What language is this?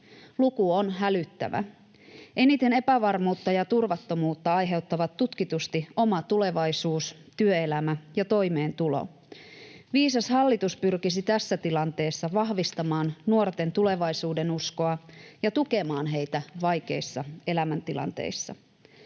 Finnish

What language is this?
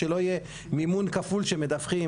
Hebrew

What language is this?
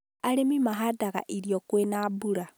Kikuyu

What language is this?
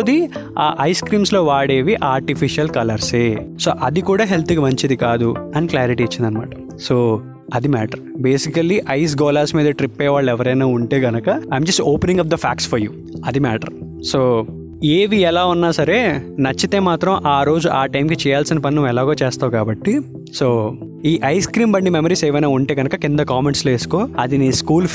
Telugu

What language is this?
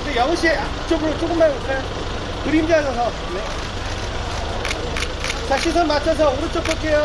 Korean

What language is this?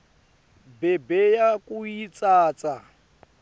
Swati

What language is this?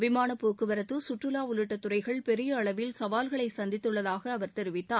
Tamil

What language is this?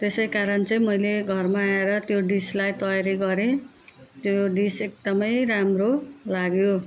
Nepali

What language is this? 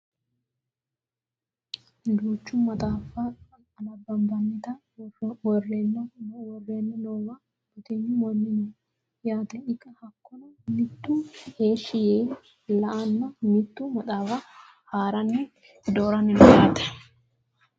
Sidamo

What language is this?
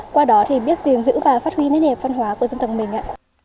Vietnamese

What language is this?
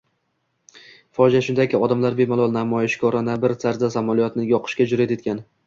Uzbek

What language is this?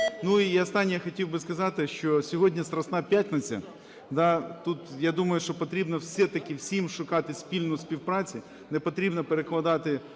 Ukrainian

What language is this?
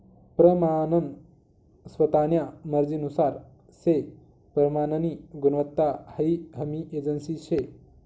Marathi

